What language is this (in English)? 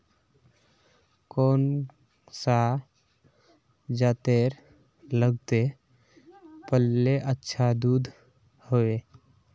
Magahi